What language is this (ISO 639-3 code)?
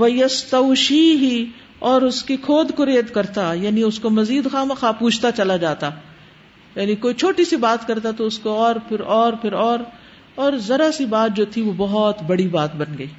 urd